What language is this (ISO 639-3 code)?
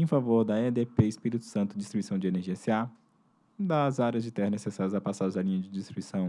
por